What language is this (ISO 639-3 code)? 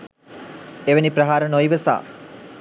sin